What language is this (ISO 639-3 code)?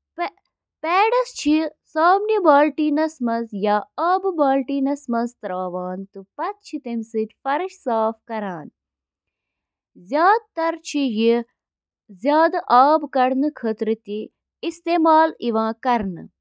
kas